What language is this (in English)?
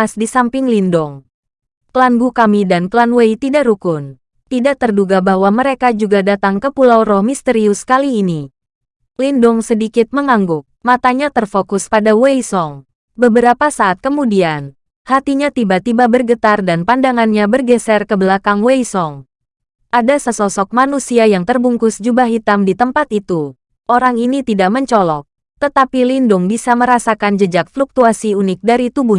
Indonesian